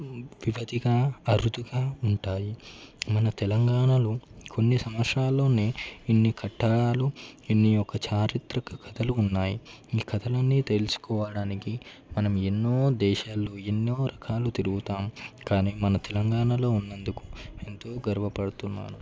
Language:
Telugu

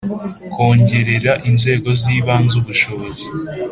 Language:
Kinyarwanda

